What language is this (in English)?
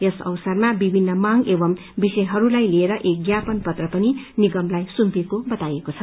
Nepali